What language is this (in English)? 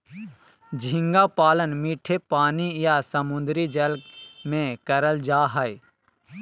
Magahi